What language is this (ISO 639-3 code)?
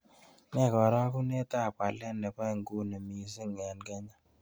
kln